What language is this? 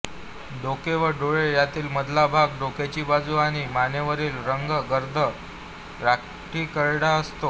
Marathi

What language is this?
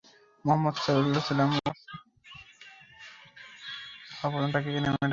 Bangla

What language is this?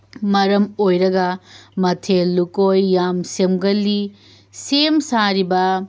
Manipuri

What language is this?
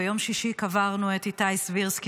Hebrew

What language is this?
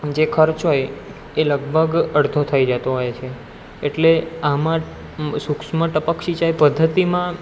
Gujarati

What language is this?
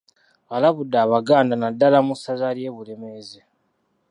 Ganda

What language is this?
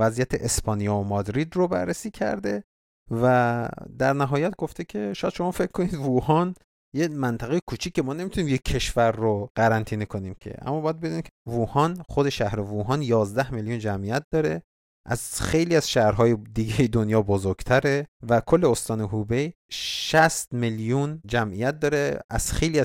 Persian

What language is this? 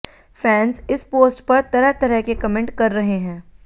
Hindi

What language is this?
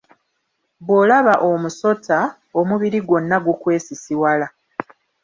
Ganda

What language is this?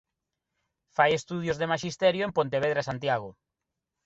Galician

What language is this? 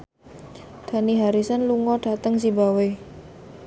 Javanese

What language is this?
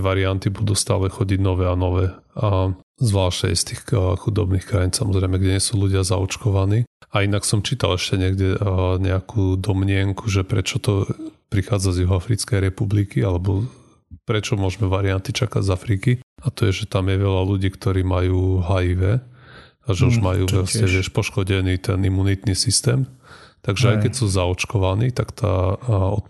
Slovak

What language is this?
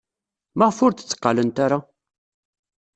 Kabyle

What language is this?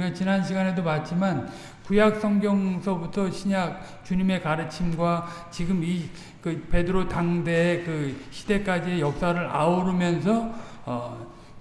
Korean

